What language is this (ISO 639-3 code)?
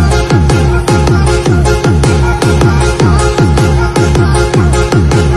ind